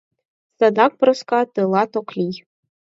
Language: Mari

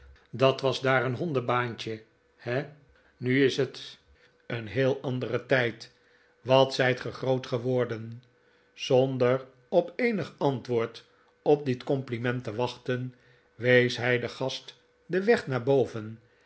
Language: Dutch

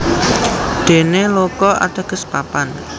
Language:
Javanese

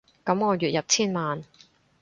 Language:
Cantonese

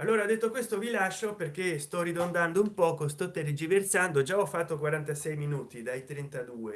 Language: Italian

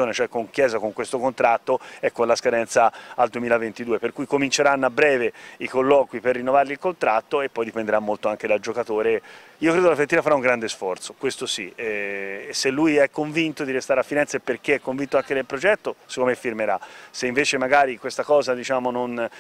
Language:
Italian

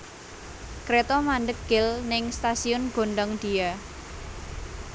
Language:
Javanese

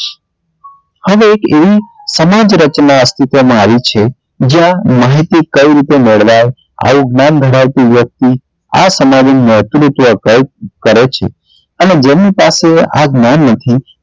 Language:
Gujarati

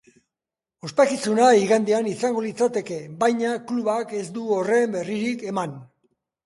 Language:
Basque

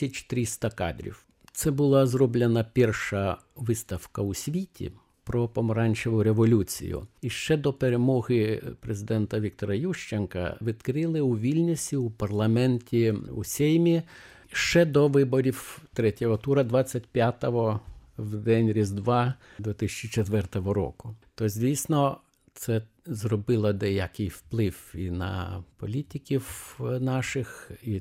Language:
Ukrainian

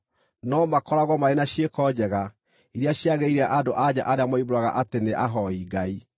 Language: Kikuyu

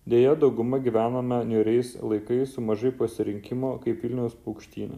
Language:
Lithuanian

